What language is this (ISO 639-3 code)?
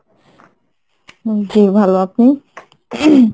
ben